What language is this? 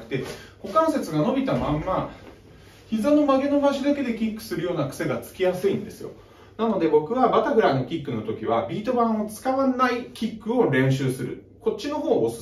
Japanese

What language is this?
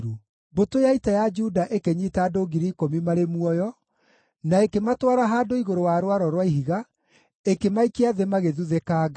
Kikuyu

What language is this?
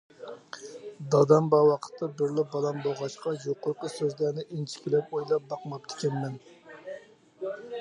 Uyghur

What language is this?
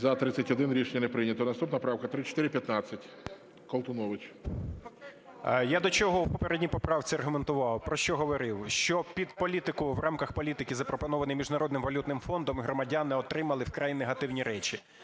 Ukrainian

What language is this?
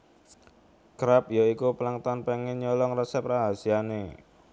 Javanese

